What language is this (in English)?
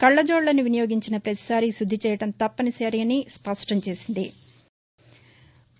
Telugu